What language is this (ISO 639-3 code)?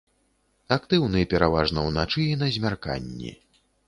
bel